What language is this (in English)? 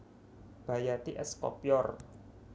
Javanese